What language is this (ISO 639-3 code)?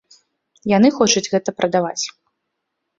bel